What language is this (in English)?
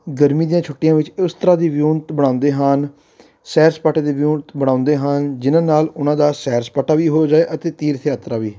Punjabi